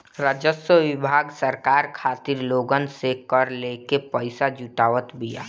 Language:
Bhojpuri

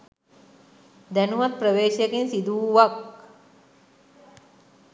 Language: Sinhala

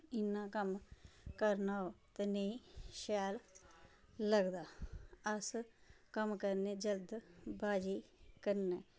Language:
Dogri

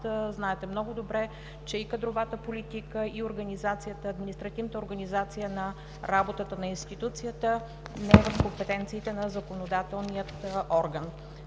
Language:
Bulgarian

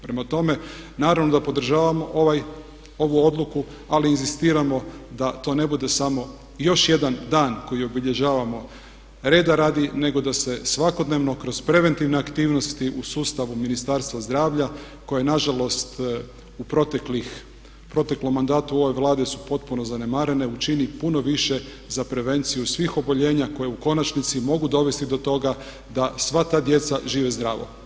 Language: Croatian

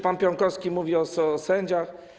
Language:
Polish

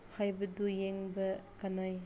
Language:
Manipuri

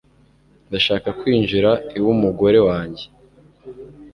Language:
Kinyarwanda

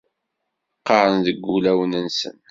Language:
Kabyle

